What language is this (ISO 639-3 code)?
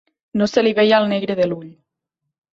cat